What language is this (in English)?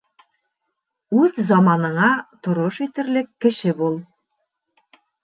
Bashkir